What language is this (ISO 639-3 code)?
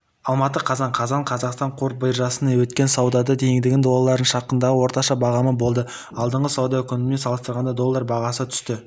kaz